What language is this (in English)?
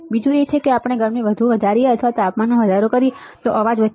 Gujarati